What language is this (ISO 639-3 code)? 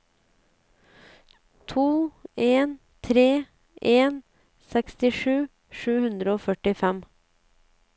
nor